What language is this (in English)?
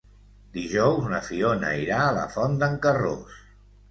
Catalan